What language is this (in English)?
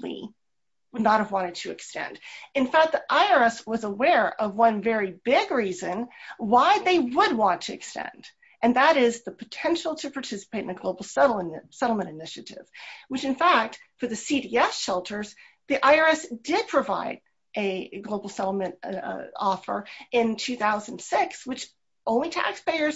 English